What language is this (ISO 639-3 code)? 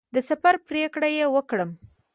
pus